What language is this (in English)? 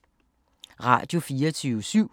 Danish